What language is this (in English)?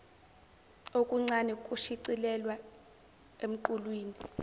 Zulu